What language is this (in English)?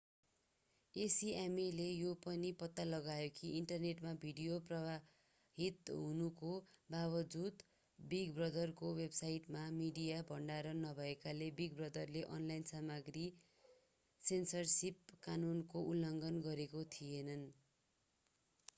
Nepali